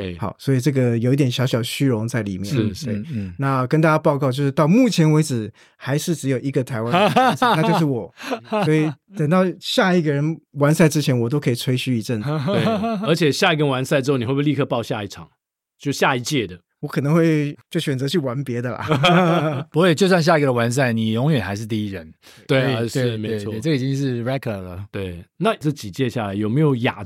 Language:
Chinese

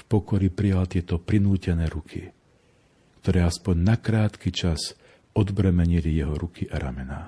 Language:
Slovak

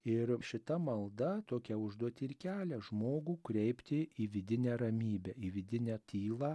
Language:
Lithuanian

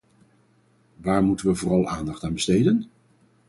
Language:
Dutch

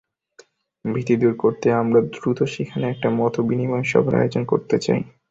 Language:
Bangla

